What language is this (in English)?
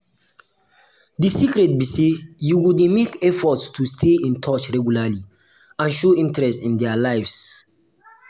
Nigerian Pidgin